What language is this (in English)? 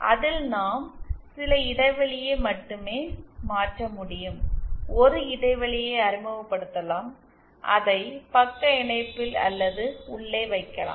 Tamil